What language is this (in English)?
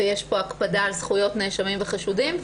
Hebrew